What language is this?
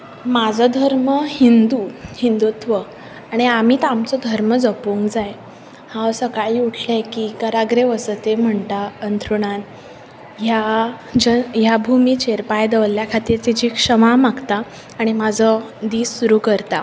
Konkani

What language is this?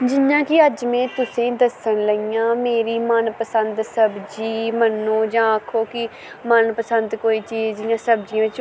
Dogri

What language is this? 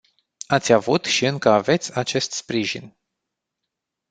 Romanian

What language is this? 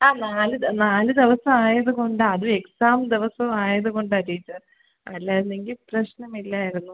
Malayalam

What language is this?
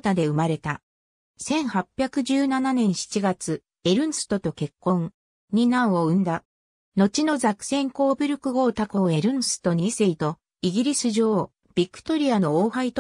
Japanese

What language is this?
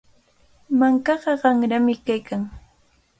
Cajatambo North Lima Quechua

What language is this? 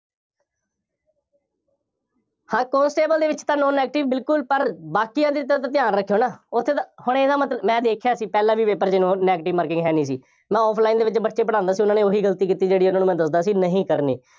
Punjabi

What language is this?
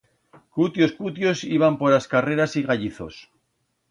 Aragonese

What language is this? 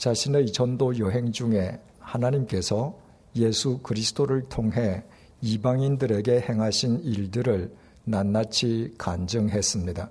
Korean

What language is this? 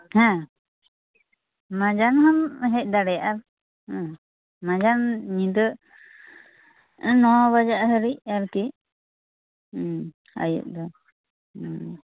Santali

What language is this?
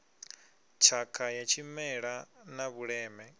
Venda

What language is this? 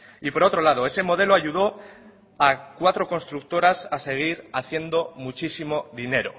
Spanish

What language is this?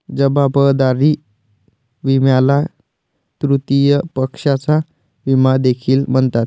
Marathi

